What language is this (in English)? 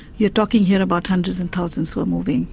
English